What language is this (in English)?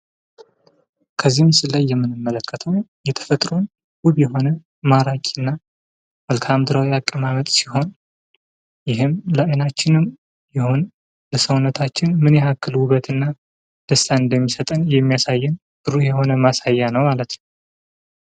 Amharic